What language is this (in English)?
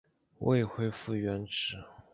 Chinese